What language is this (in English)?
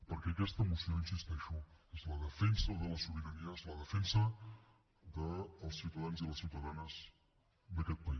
Catalan